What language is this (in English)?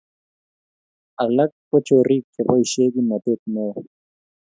Kalenjin